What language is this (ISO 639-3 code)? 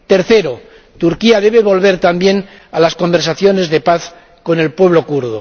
spa